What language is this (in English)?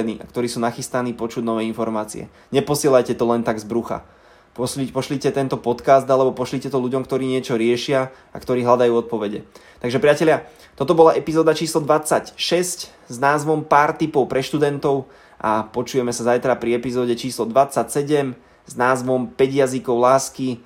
Slovak